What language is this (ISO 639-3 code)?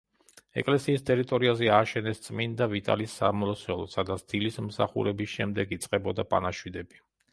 kat